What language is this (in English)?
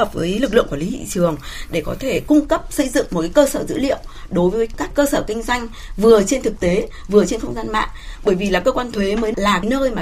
Vietnamese